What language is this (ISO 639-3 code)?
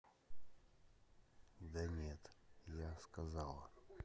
rus